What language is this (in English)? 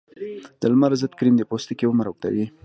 Pashto